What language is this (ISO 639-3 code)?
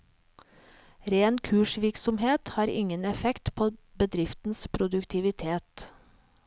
nor